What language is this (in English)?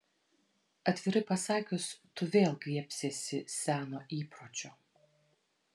Lithuanian